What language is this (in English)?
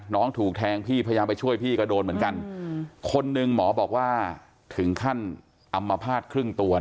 Thai